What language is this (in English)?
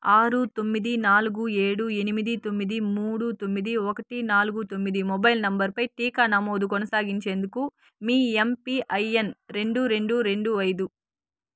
Telugu